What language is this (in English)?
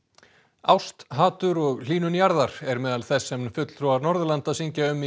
Icelandic